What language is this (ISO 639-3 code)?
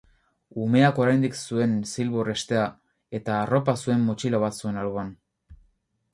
eus